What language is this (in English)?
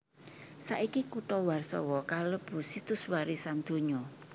Javanese